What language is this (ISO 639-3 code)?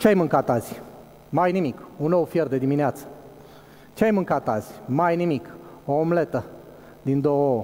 ron